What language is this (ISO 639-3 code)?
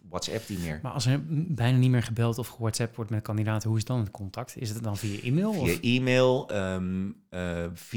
nld